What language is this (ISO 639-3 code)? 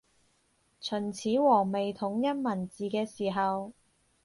yue